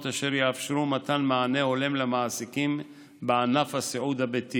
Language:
Hebrew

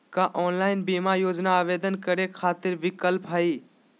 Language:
Magahi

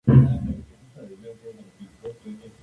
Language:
Spanish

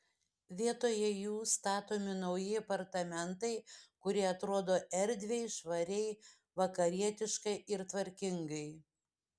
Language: Lithuanian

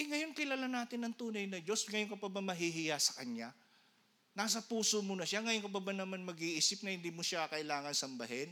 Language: Filipino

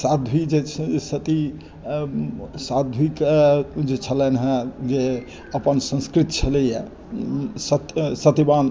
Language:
Maithili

